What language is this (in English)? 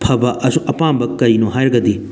Manipuri